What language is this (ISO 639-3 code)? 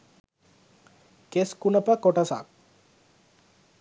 sin